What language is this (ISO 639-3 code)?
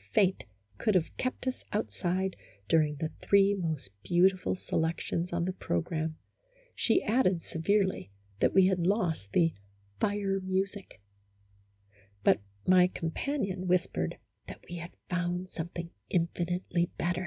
eng